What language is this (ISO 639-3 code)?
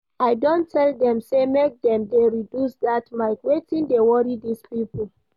pcm